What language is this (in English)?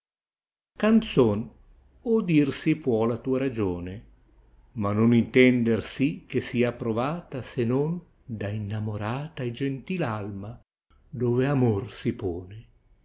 Italian